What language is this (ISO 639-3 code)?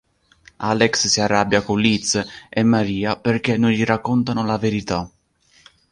ita